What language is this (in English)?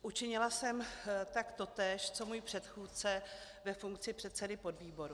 Czech